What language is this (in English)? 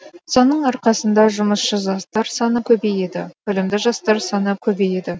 Kazakh